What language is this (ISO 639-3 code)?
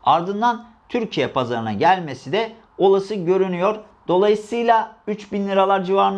tur